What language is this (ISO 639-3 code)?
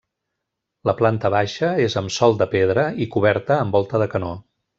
cat